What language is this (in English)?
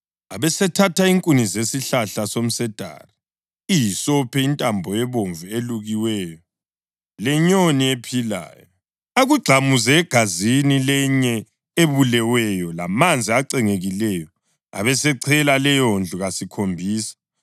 North Ndebele